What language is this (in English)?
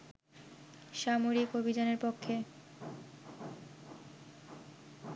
Bangla